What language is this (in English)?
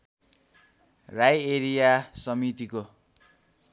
Nepali